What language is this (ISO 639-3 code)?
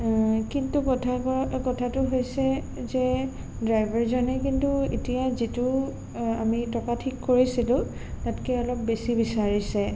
asm